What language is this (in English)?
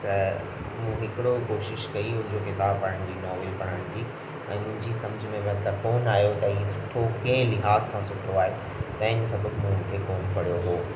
Sindhi